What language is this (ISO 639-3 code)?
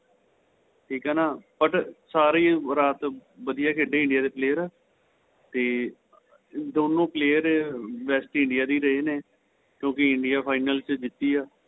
pan